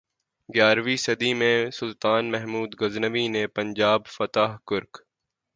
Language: Urdu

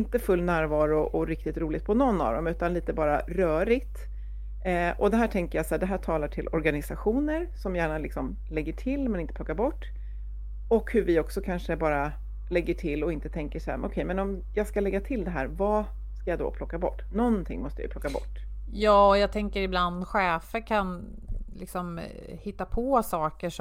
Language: Swedish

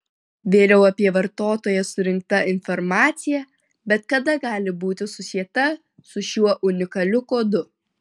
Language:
Lithuanian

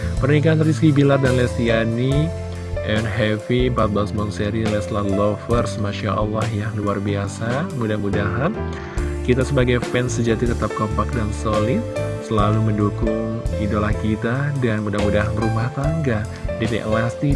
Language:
Indonesian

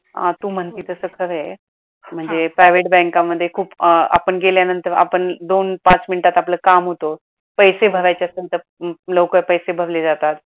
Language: Marathi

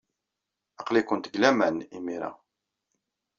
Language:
Kabyle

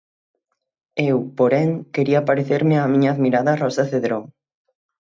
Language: Galician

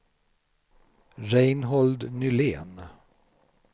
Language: Swedish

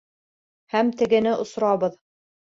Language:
Bashkir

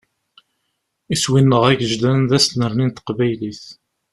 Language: Kabyle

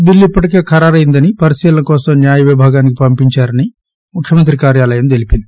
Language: Telugu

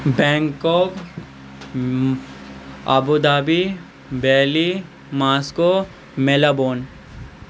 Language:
Maithili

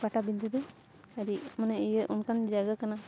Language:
Santali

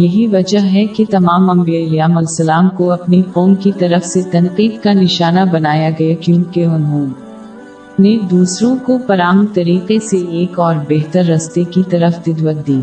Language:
Urdu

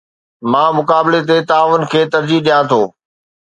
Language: Sindhi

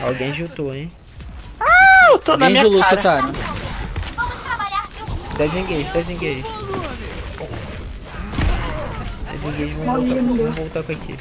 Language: Portuguese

